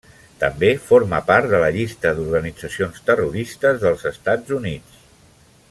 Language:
Catalan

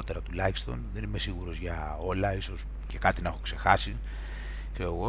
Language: Greek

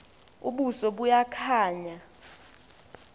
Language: Xhosa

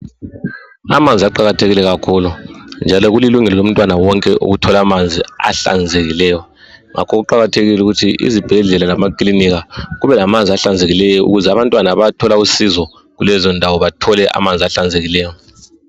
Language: North Ndebele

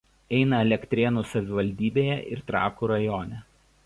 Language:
Lithuanian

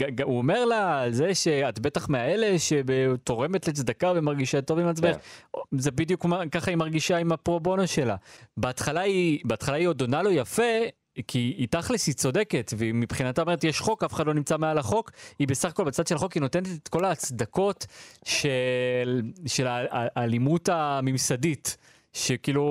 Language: Hebrew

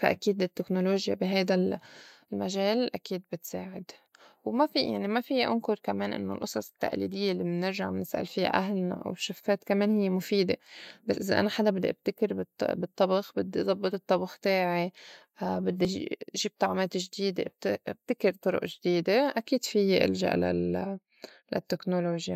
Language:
North Levantine Arabic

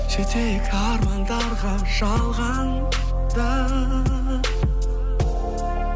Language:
Kazakh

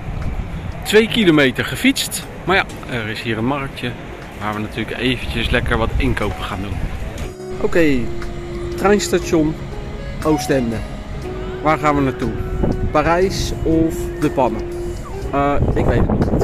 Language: Dutch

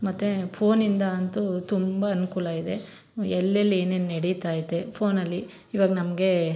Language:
Kannada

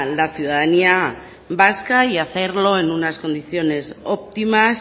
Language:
Spanish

